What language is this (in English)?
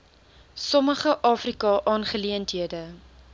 Afrikaans